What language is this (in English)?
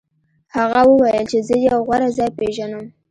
Pashto